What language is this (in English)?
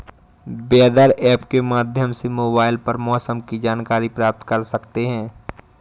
Hindi